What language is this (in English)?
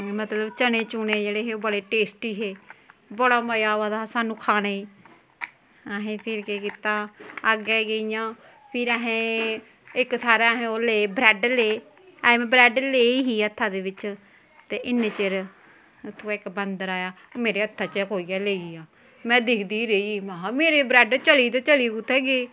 Dogri